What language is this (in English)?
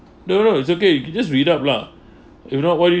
English